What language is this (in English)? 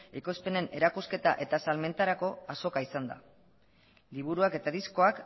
Basque